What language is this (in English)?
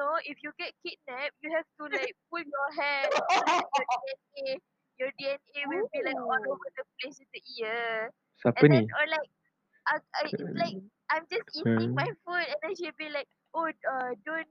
Malay